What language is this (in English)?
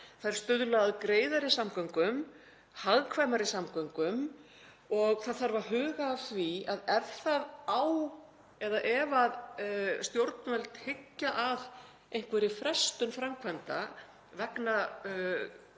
Icelandic